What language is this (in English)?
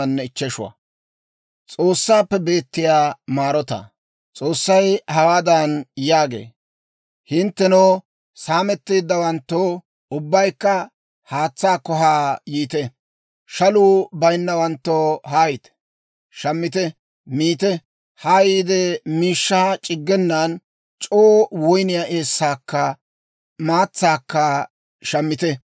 Dawro